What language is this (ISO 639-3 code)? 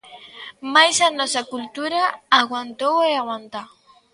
glg